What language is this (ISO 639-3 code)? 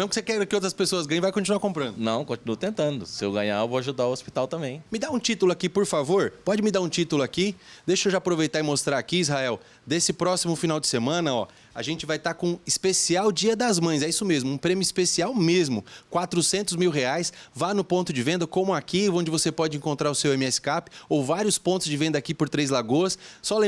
por